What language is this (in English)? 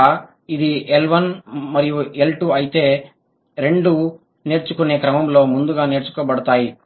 Telugu